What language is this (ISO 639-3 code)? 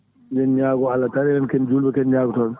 ful